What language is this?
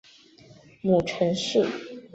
Chinese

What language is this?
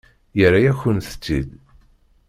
Kabyle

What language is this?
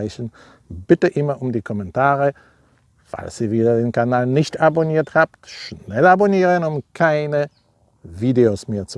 German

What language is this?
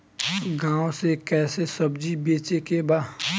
Bhojpuri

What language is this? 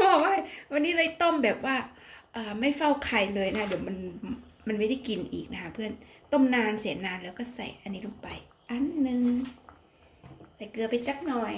Thai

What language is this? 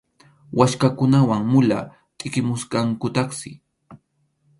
Arequipa-La Unión Quechua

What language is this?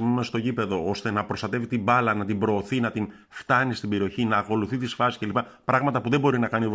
Greek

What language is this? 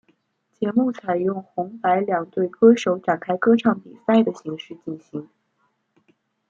Chinese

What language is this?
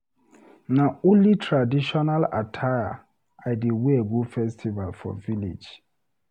Nigerian Pidgin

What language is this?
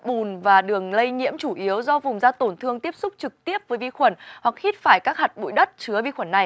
Vietnamese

